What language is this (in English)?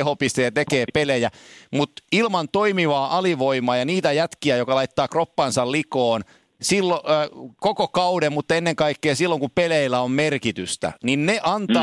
Finnish